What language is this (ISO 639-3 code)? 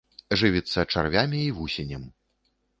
bel